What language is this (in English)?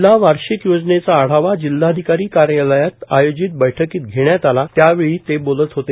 Marathi